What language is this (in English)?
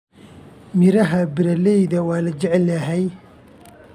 Somali